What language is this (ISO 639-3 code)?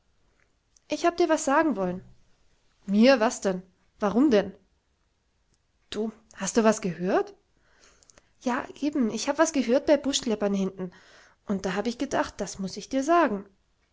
deu